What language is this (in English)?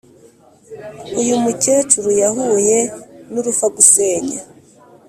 Kinyarwanda